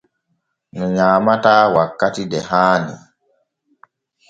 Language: Borgu Fulfulde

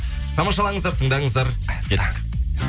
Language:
Kazakh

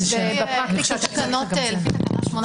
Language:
Hebrew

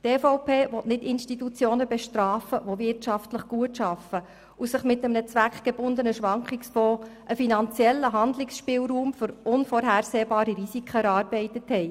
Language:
Swiss German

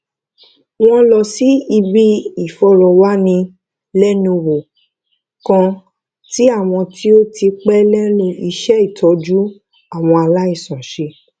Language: Yoruba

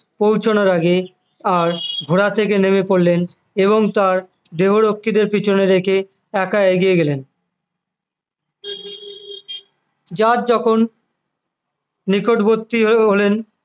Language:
Bangla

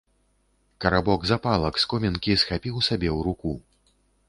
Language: Belarusian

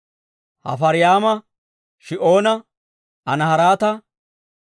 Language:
Dawro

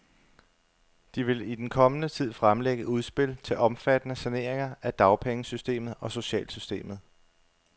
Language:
Danish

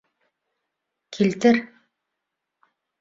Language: Bashkir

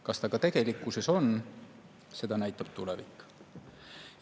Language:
Estonian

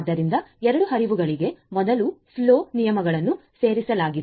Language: Kannada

